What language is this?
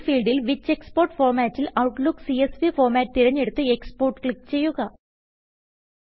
Malayalam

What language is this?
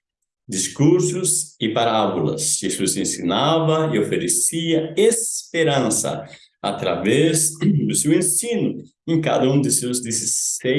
Portuguese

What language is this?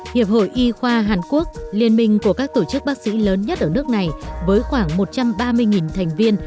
Vietnamese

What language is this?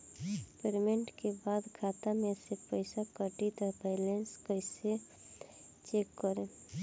Bhojpuri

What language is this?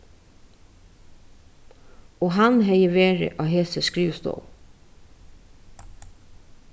Faroese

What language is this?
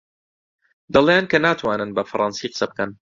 Central Kurdish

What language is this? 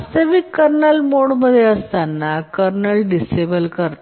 Marathi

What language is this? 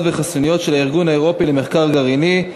Hebrew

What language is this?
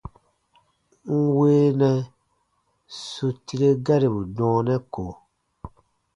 Baatonum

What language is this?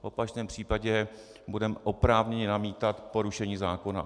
Czech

